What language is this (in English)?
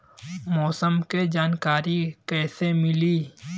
Bhojpuri